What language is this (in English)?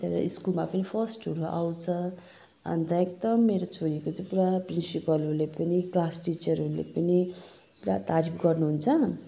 Nepali